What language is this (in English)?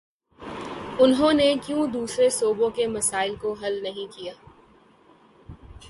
Urdu